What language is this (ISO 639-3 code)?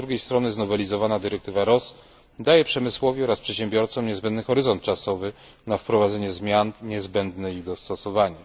pol